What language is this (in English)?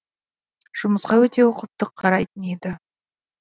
Kazakh